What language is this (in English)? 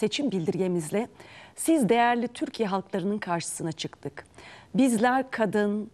Turkish